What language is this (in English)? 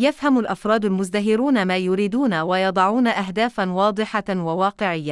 Arabic